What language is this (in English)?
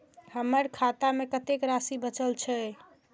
Maithili